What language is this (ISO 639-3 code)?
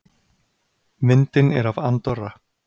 isl